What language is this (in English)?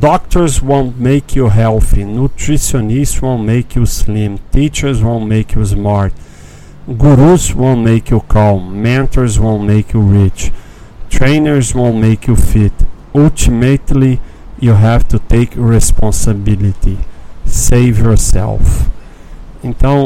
Portuguese